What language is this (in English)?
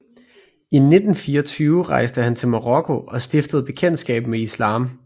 Danish